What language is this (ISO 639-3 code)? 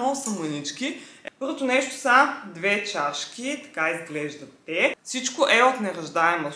bul